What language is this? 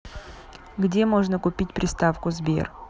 Russian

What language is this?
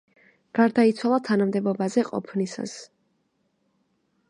Georgian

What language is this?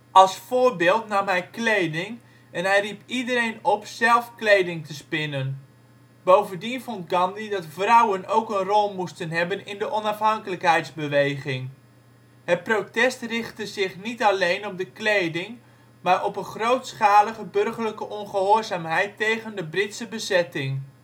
Dutch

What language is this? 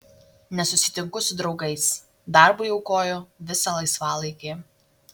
Lithuanian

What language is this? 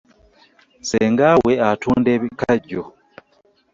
Ganda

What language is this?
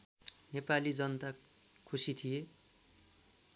Nepali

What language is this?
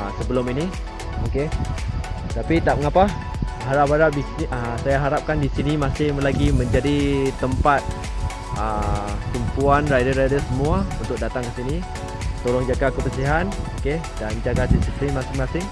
Malay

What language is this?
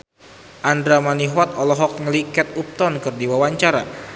Sundanese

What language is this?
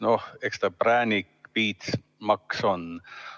Estonian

